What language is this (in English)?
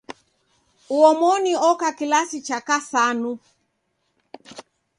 Taita